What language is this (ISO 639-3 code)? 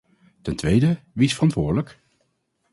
nld